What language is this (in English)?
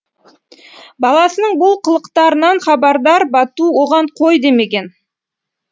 Kazakh